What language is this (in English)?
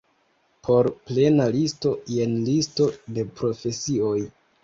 Esperanto